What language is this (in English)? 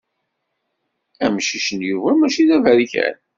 Kabyle